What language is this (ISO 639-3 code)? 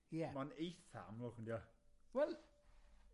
cym